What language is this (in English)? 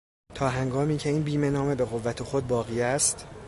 Persian